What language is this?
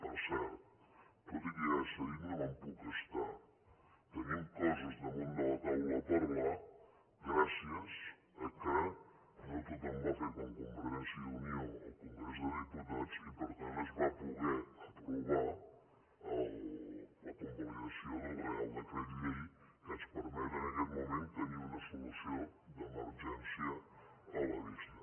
Catalan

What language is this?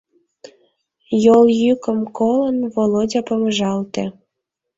Mari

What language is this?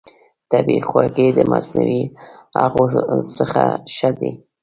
Pashto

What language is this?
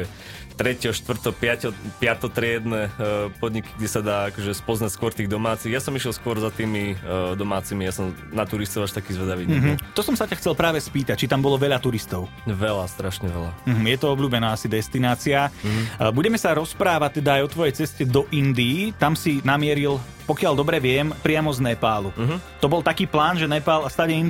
Slovak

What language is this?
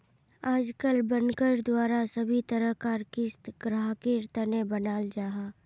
Magahi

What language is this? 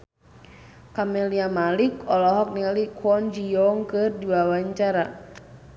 Sundanese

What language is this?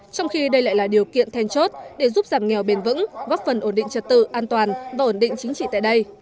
Vietnamese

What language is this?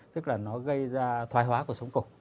Vietnamese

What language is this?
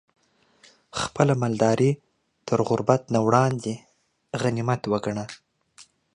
Pashto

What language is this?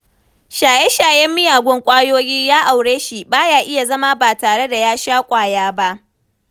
Hausa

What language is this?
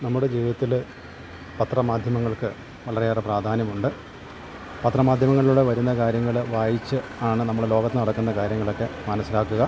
Malayalam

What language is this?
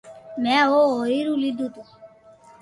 Loarki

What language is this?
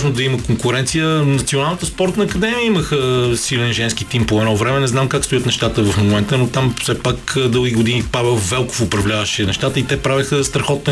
Bulgarian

